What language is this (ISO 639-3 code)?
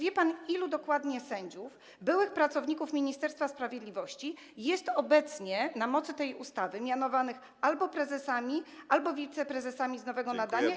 pol